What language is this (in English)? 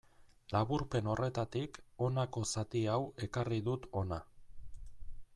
Basque